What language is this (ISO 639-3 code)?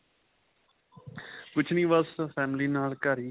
pan